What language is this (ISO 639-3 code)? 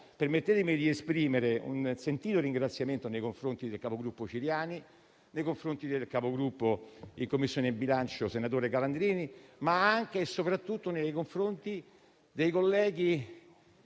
ita